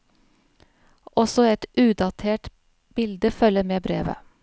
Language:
Norwegian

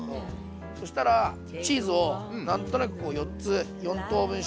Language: Japanese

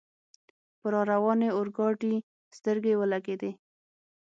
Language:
Pashto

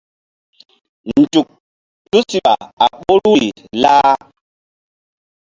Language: Mbum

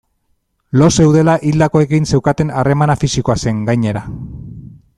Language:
Basque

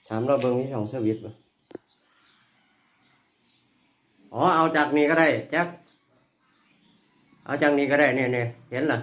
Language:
Thai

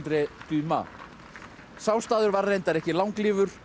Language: Icelandic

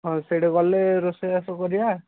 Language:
Odia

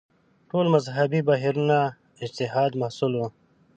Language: Pashto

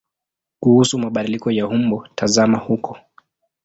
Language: Swahili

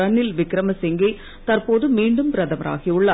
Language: Tamil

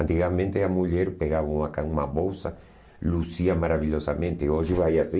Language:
Portuguese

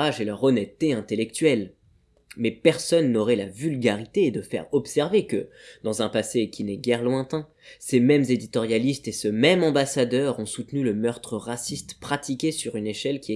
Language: French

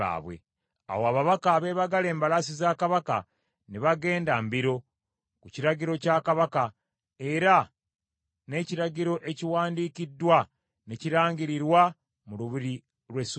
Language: Ganda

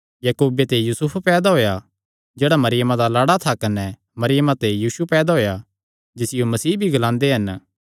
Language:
Kangri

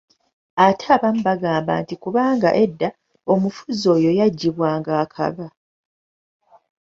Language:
Ganda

